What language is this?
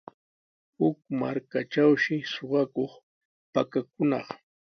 Sihuas Ancash Quechua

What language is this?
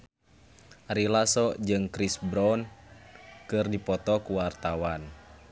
Sundanese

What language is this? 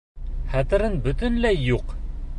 Bashkir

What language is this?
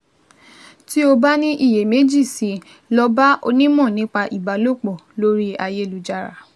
Yoruba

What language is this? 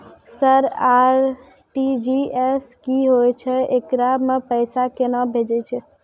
Maithili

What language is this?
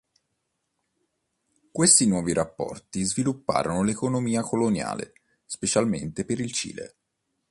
Italian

